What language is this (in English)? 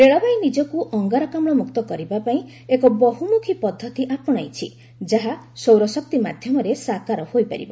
Odia